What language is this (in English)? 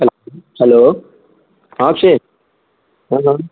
Dogri